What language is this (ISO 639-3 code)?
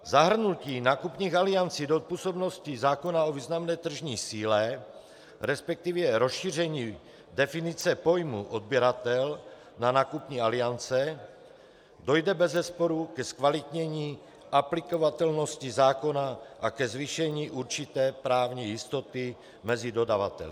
ces